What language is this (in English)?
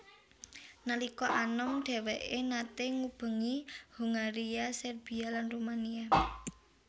Javanese